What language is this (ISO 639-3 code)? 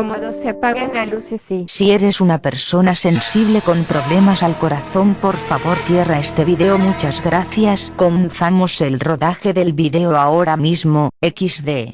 spa